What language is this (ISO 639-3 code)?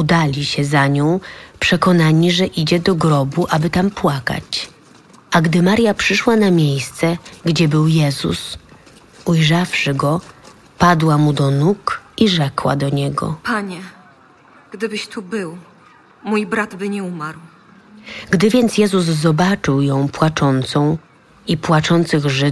pol